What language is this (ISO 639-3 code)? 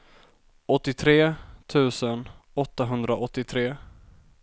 swe